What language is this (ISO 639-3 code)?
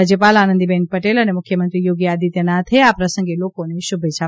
guj